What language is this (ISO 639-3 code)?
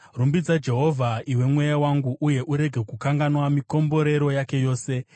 sna